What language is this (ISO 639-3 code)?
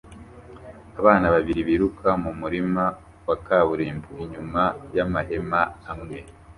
kin